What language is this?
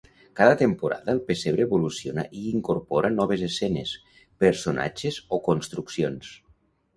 Catalan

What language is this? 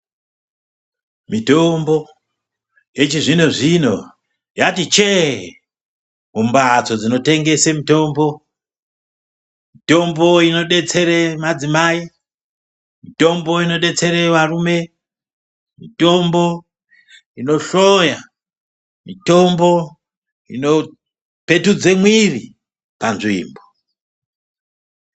Ndau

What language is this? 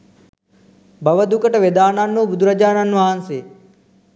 Sinhala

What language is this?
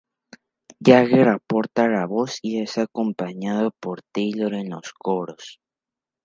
Spanish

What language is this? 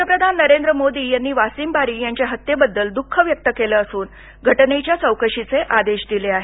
Marathi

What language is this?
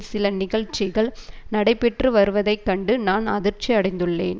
Tamil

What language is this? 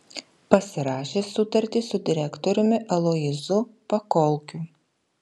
Lithuanian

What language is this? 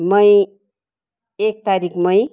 Nepali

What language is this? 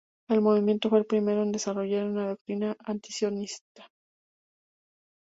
Spanish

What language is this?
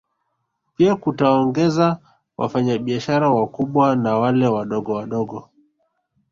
Swahili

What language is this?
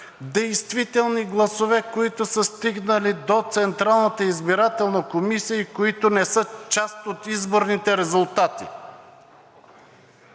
Bulgarian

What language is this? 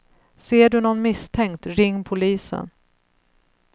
Swedish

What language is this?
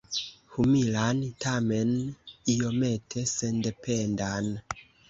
Esperanto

